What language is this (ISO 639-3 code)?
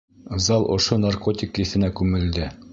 bak